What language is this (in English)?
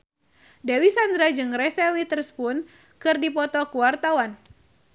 Sundanese